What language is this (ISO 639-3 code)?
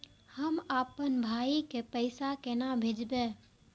mai